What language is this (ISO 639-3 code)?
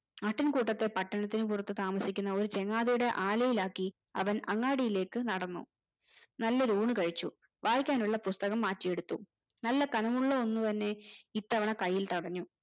mal